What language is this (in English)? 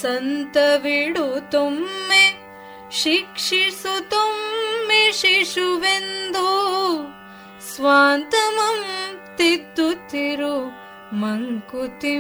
Kannada